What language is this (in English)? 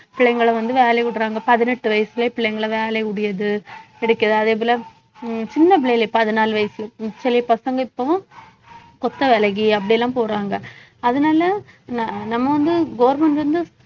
Tamil